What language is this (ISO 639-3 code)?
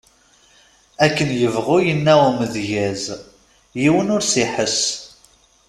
kab